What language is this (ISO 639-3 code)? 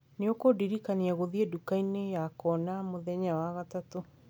kik